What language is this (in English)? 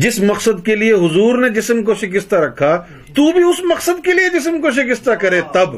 Urdu